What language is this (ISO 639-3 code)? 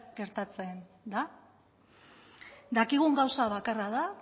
eus